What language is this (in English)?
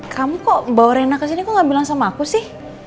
Indonesian